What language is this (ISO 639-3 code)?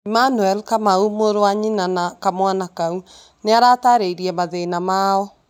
kik